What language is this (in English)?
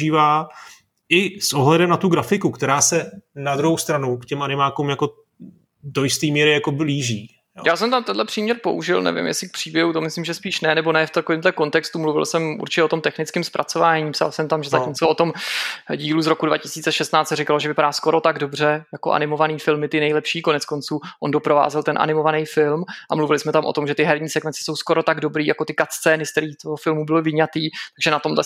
Czech